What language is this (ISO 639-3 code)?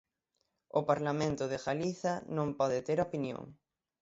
glg